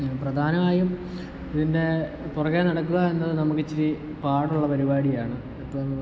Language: Malayalam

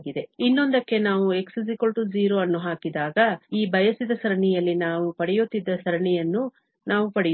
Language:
Kannada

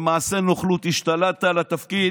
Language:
Hebrew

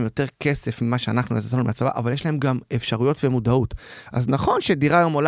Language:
Hebrew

